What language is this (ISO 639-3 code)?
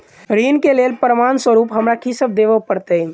mai